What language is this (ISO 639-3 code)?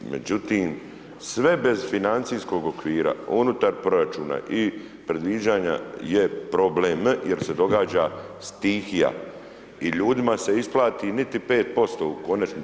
hrv